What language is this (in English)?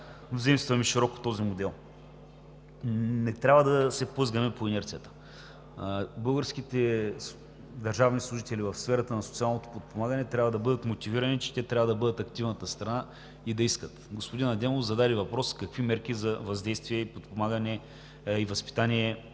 Bulgarian